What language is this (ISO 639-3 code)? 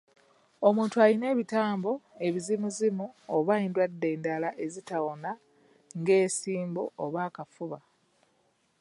lug